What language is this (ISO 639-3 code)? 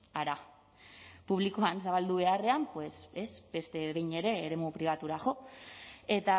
eus